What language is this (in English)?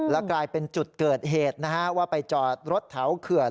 Thai